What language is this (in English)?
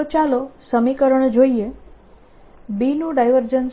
Gujarati